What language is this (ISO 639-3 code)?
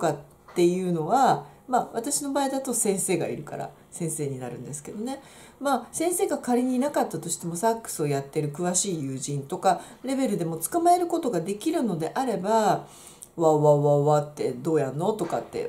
jpn